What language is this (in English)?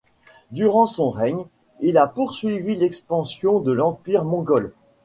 French